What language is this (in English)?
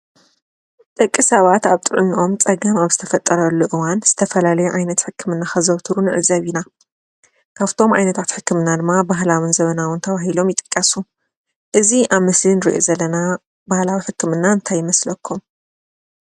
Tigrinya